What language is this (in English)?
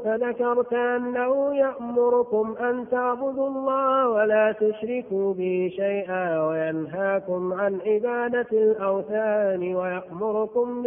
Arabic